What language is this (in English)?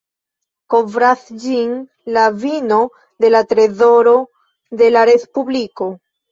Esperanto